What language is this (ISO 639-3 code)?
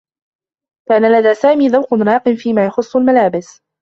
ara